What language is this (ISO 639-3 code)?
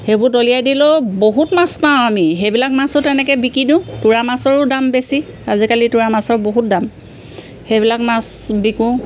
asm